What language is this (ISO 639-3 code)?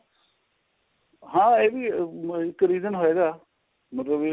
pan